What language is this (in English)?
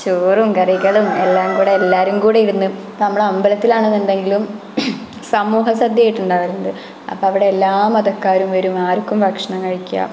Malayalam